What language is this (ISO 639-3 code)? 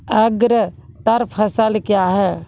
mai